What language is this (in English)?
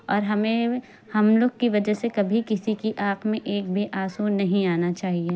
Urdu